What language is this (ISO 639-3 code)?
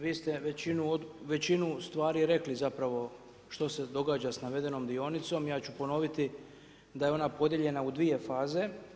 hrv